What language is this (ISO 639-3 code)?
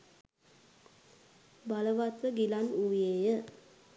sin